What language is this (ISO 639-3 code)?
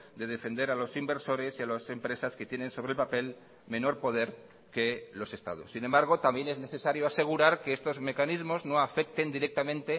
spa